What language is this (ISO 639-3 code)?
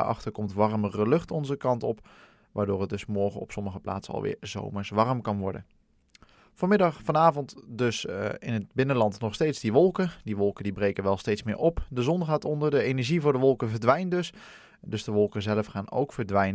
nld